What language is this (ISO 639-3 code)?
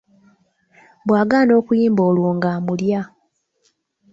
lug